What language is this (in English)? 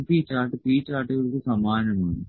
Malayalam